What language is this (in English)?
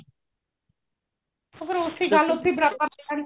Punjabi